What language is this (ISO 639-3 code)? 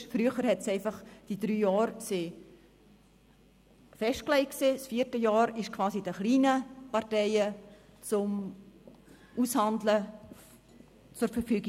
gsw